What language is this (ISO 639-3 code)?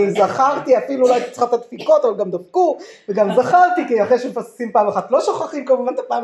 heb